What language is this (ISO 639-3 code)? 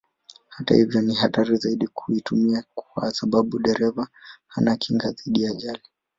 swa